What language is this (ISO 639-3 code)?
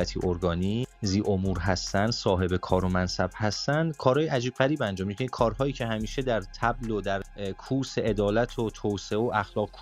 fas